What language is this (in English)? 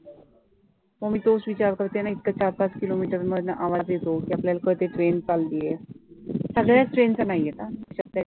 Marathi